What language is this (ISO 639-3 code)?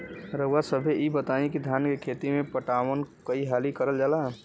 bho